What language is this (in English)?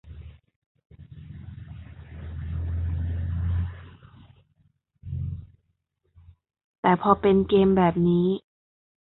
Thai